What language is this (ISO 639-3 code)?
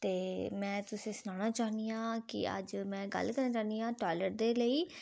doi